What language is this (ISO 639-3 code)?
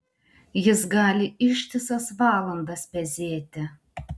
lit